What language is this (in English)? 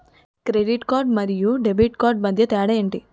Telugu